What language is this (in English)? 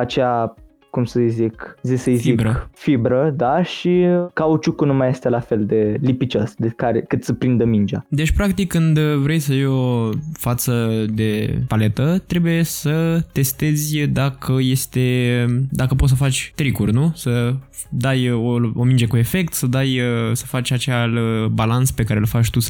Romanian